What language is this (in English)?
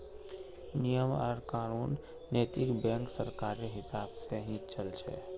Magahi